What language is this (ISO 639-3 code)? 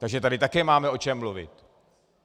ces